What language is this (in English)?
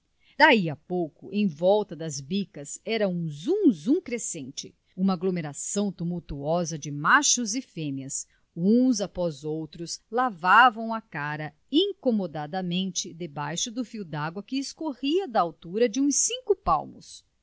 Portuguese